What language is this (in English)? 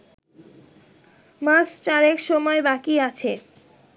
Bangla